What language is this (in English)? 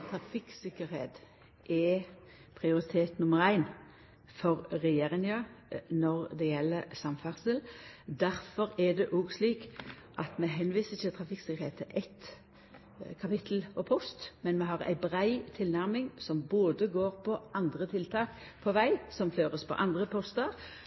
Norwegian Nynorsk